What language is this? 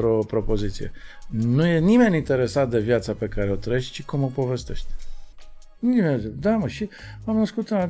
Romanian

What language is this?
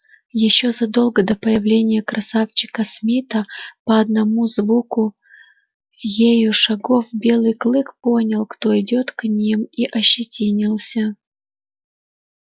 Russian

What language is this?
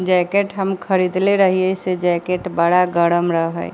Maithili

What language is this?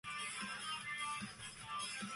English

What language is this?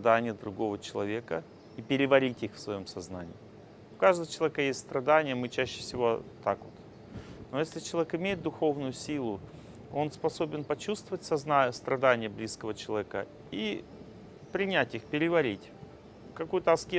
Russian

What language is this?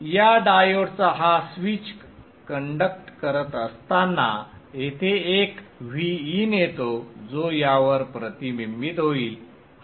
Marathi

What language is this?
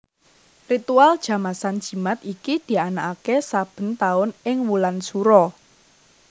Javanese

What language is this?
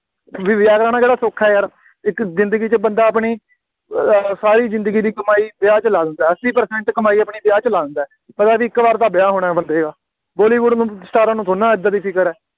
Punjabi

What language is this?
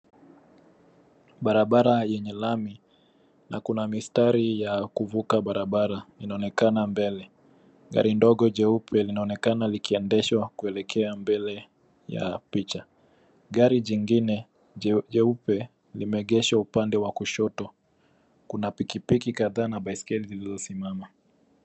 Swahili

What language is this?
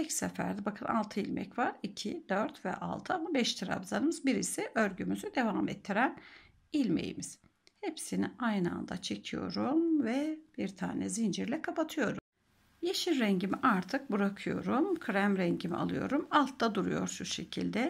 Turkish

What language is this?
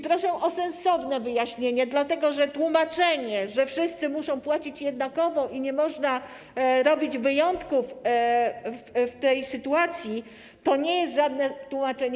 Polish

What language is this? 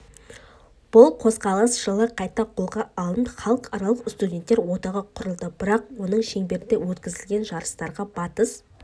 Kazakh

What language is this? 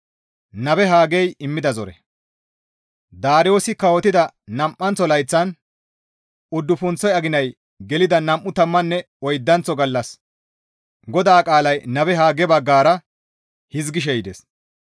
Gamo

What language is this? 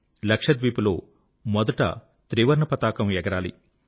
Telugu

